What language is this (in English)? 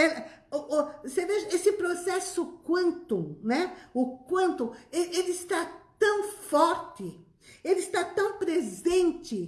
Portuguese